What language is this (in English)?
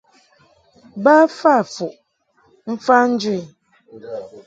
Mungaka